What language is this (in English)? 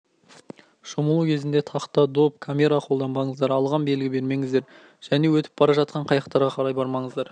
Kazakh